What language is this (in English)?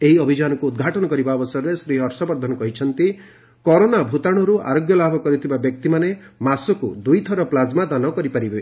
Odia